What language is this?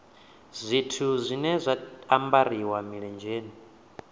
Venda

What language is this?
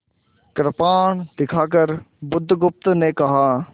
Hindi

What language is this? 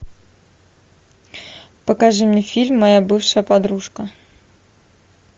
Russian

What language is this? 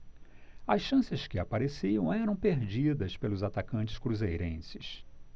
Portuguese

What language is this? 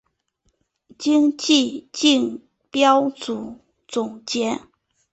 Chinese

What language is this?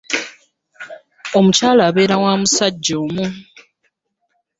Ganda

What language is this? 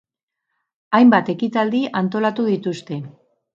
Basque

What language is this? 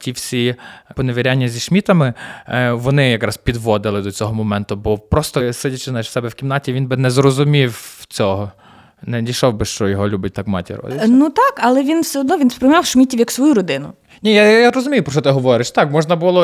Ukrainian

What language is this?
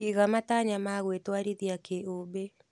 Kikuyu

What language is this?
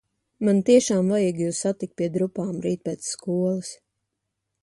Latvian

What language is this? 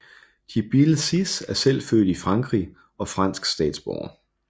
Danish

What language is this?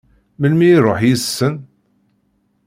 Kabyle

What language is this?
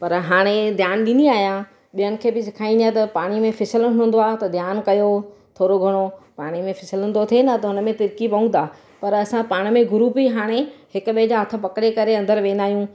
Sindhi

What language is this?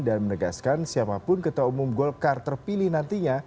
Indonesian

